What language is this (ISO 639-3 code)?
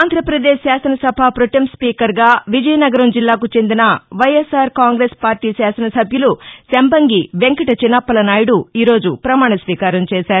tel